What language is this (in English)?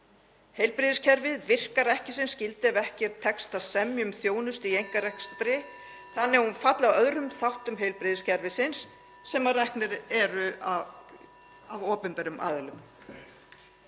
Icelandic